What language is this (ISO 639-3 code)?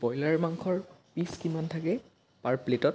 asm